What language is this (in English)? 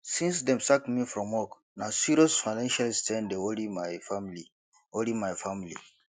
Nigerian Pidgin